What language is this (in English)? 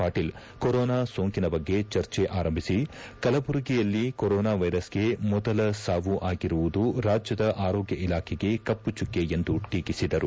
Kannada